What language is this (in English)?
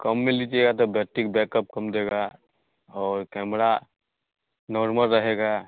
Hindi